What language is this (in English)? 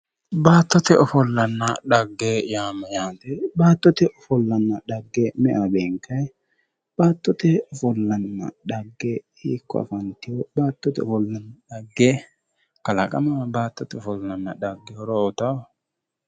Sidamo